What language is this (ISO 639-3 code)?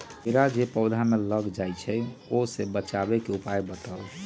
mag